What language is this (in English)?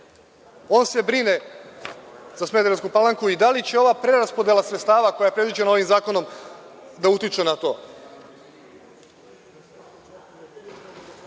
Serbian